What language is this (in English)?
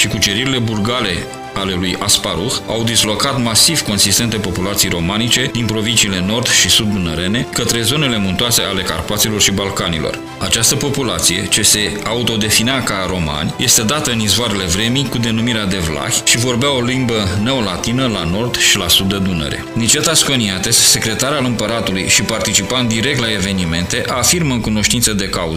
Romanian